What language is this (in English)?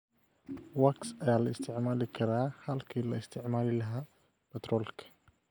Somali